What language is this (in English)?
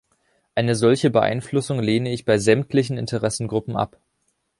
German